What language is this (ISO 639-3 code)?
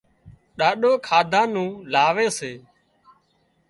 kxp